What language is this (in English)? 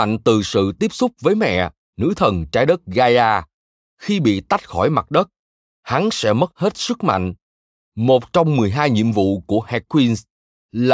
Vietnamese